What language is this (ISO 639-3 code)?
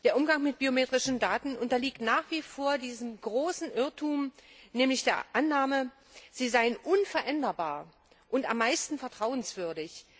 deu